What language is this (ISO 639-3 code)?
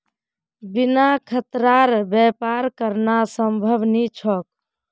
mag